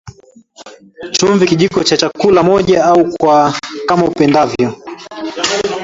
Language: Swahili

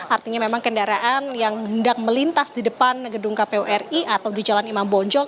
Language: Indonesian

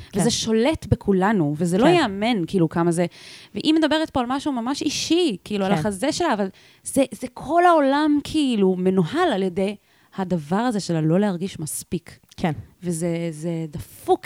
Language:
Hebrew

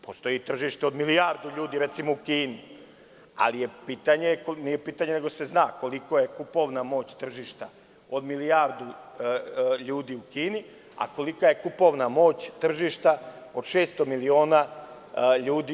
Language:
Serbian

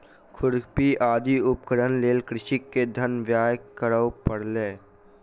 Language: Maithili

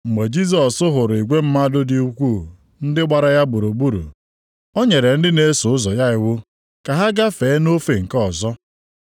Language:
Igbo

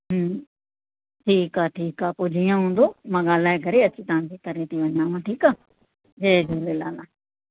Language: Sindhi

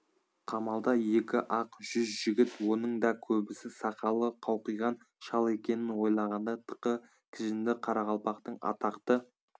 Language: Kazakh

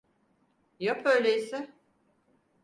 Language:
Turkish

